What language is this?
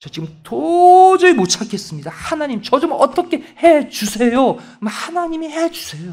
Korean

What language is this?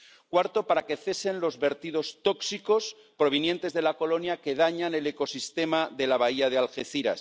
Spanish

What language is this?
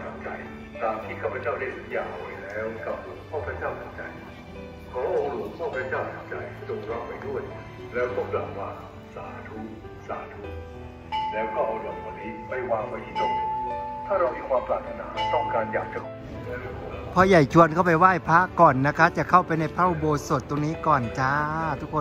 Thai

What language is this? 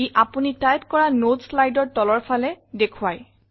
Assamese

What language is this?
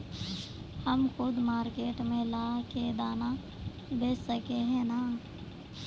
Magahi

